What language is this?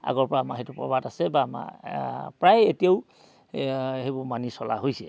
Assamese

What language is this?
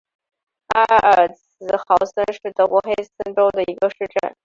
Chinese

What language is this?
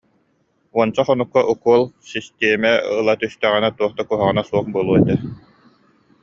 Yakut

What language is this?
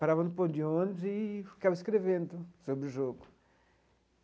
Portuguese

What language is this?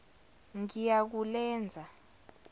Zulu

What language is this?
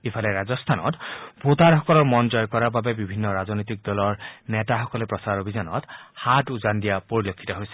Assamese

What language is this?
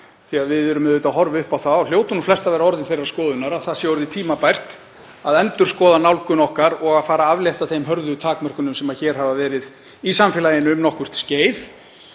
Icelandic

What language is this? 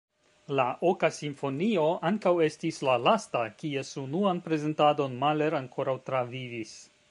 Esperanto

